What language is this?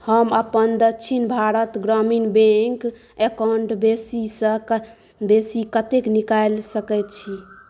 Maithili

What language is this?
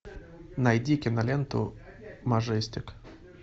Russian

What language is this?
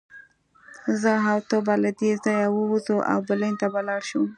Pashto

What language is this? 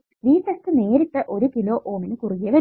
Malayalam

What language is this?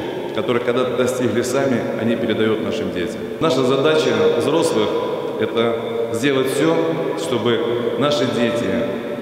Russian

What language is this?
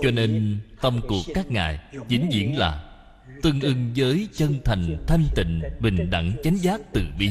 Vietnamese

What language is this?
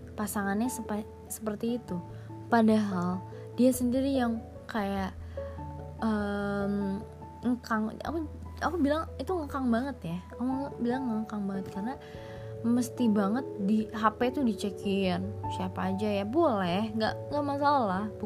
Indonesian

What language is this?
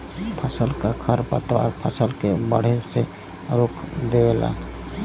Bhojpuri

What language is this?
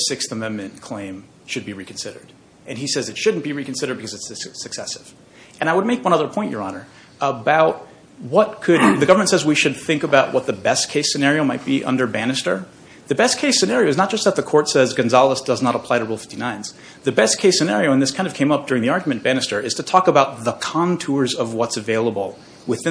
English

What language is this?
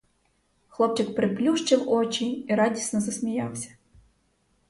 Ukrainian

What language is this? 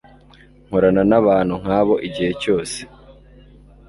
Kinyarwanda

